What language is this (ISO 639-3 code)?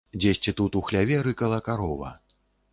bel